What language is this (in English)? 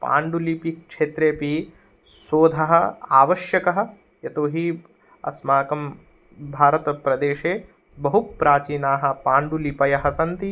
Sanskrit